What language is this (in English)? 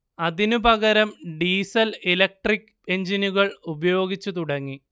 Malayalam